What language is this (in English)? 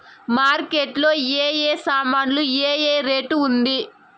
Telugu